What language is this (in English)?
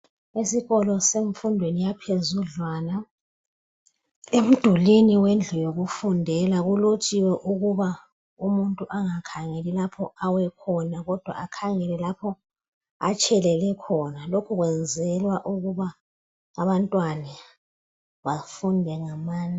North Ndebele